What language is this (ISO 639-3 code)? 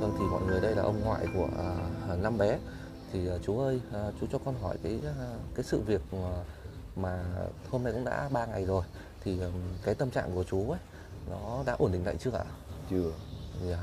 vie